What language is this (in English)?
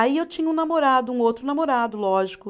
Portuguese